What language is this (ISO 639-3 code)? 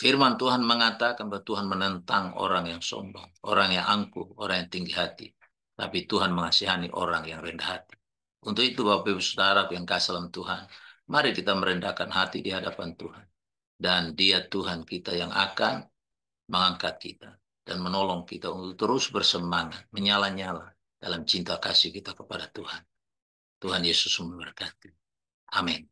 ind